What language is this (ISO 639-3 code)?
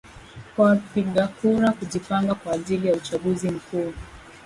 swa